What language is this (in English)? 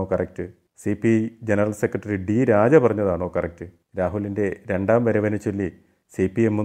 Malayalam